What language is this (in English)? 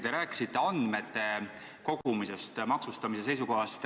Estonian